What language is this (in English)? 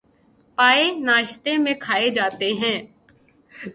Urdu